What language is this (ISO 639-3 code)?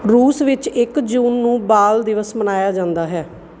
pan